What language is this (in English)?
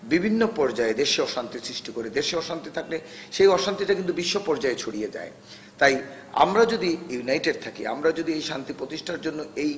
Bangla